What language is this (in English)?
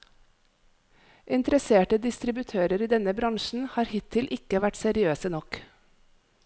Norwegian